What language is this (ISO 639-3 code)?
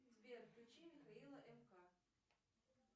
rus